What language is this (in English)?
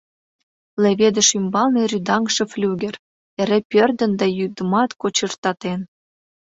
Mari